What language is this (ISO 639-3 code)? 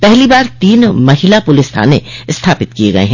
hin